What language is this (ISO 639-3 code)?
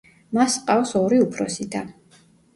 kat